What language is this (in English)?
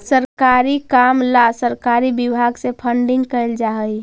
Magahi